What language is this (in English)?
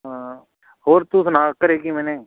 Punjabi